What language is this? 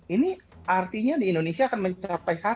Indonesian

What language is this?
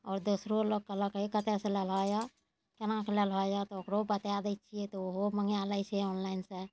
Maithili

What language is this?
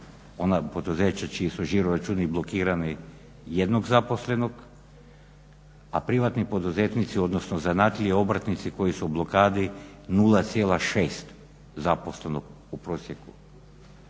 Croatian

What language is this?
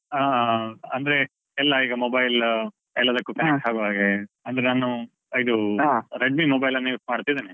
Kannada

